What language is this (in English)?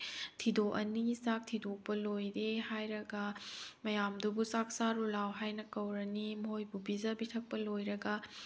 Manipuri